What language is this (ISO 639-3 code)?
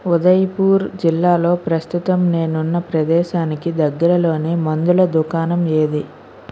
tel